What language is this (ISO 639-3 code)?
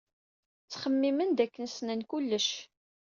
kab